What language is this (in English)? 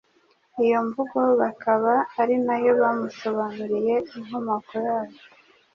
Kinyarwanda